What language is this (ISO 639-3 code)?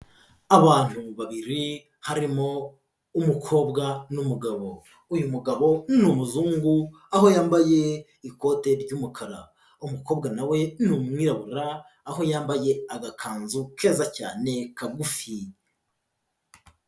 kin